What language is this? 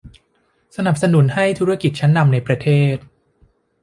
Thai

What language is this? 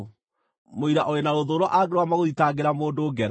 Kikuyu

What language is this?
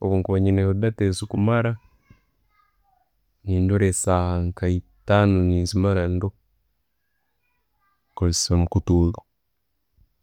Tooro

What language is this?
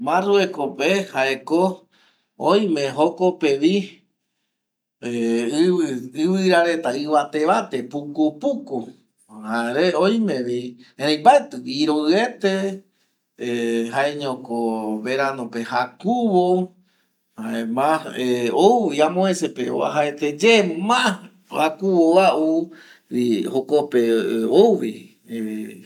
Eastern Bolivian Guaraní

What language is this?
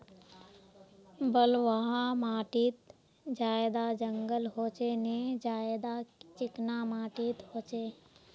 Magahi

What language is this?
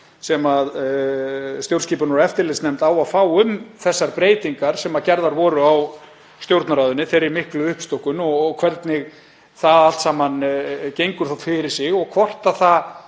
Icelandic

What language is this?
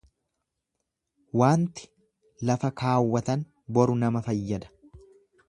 Oromo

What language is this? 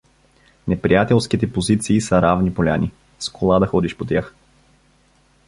Bulgarian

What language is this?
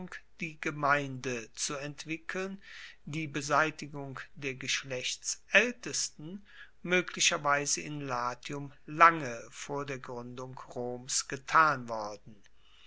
German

